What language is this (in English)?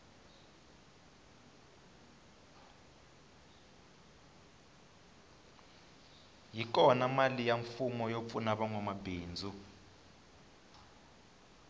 Tsonga